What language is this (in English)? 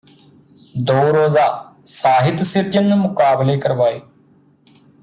Punjabi